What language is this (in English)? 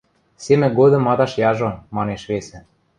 Western Mari